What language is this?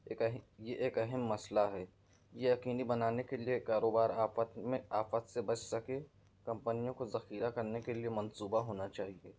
Urdu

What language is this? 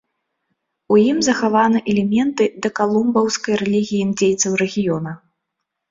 Belarusian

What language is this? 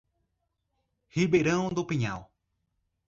Portuguese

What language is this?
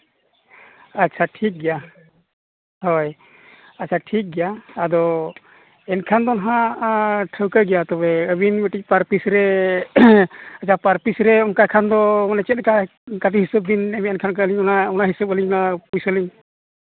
Santali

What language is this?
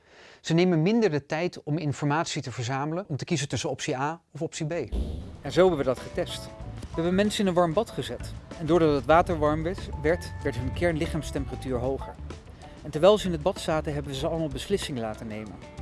Dutch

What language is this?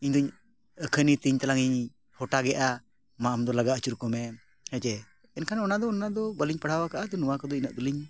Santali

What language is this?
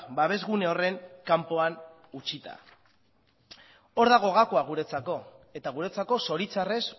Basque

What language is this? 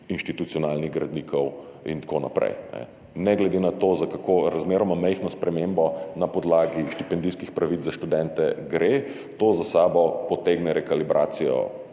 Slovenian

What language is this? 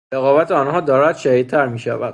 Persian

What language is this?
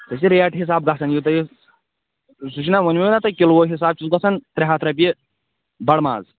Kashmiri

